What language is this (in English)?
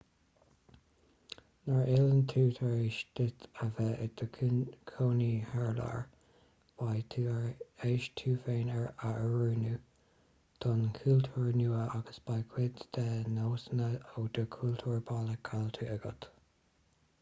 Irish